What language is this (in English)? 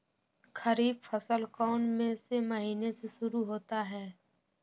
Magahi